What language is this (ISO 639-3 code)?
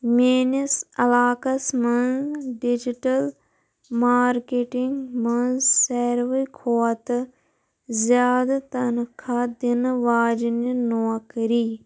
kas